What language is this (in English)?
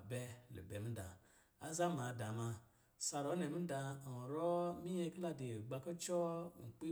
Lijili